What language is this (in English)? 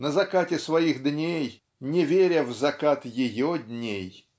Russian